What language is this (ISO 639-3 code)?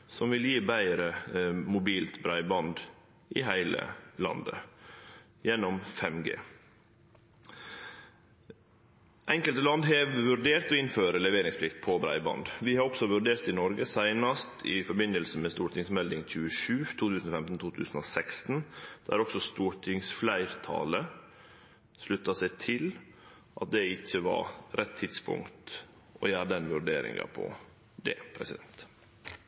nor